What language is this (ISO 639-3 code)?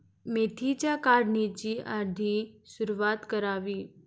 mar